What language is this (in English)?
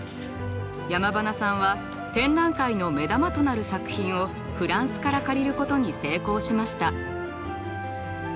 Japanese